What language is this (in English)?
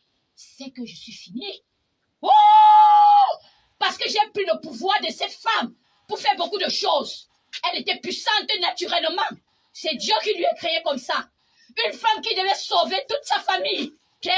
French